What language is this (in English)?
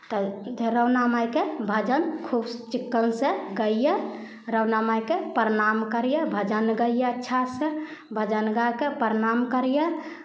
Maithili